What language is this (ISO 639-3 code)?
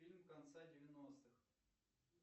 rus